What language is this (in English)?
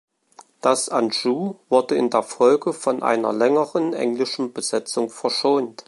German